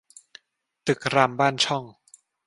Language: Thai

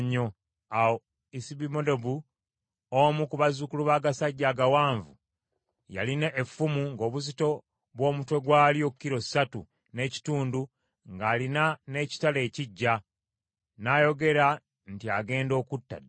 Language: Ganda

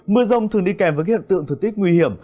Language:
Vietnamese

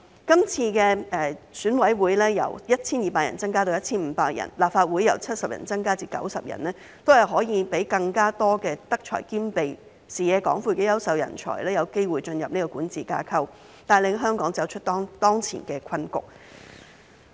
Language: Cantonese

